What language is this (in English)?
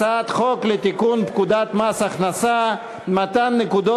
Hebrew